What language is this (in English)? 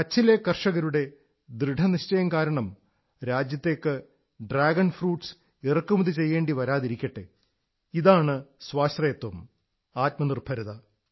Malayalam